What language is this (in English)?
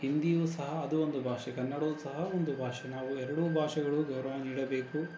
Kannada